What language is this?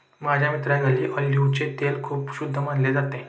Marathi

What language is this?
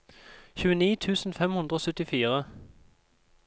Norwegian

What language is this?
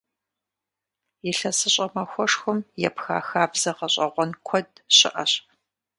Kabardian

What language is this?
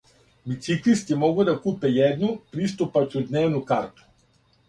Serbian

